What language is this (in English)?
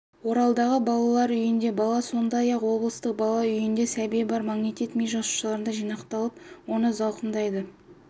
Kazakh